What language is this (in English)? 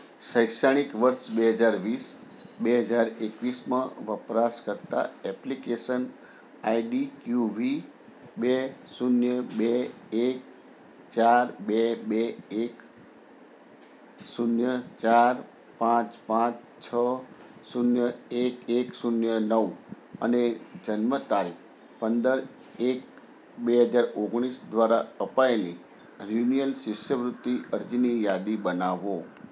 Gujarati